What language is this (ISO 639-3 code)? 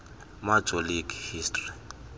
xho